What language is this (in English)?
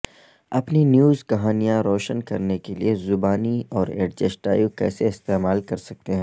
Urdu